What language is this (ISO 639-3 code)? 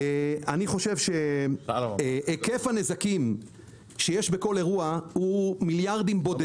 heb